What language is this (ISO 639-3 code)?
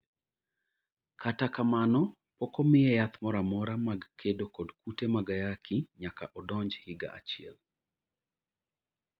luo